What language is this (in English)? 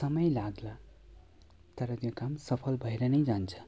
Nepali